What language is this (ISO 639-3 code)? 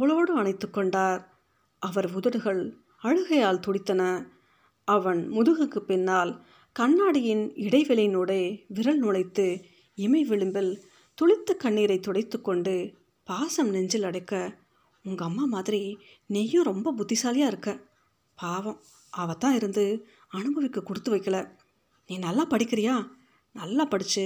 tam